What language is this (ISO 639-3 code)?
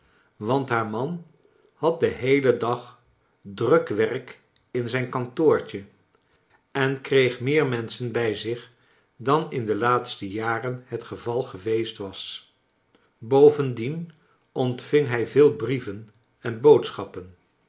nld